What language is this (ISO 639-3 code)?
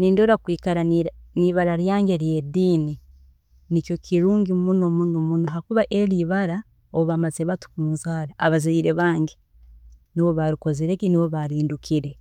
ttj